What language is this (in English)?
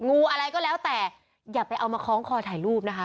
Thai